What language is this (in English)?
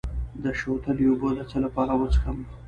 Pashto